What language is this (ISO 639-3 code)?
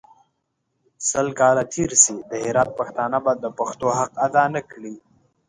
pus